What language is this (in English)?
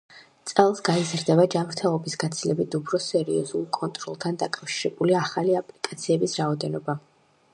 Georgian